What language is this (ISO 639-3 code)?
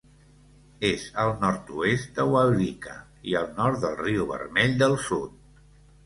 cat